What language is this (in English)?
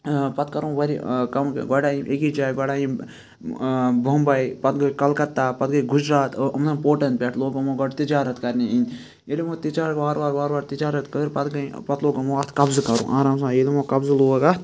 Kashmiri